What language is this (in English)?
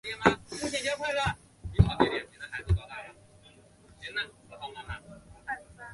Chinese